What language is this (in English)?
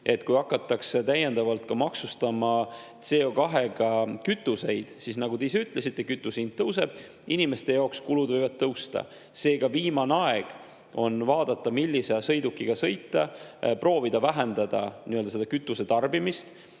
Estonian